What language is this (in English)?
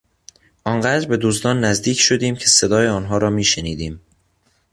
Persian